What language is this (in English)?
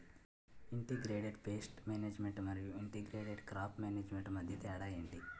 Telugu